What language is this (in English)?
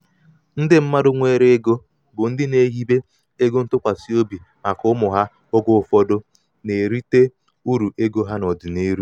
Igbo